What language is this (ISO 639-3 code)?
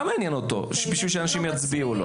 heb